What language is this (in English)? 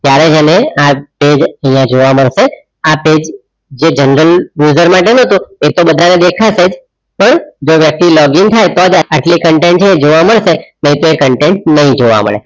Gujarati